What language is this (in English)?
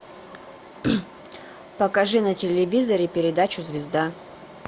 Russian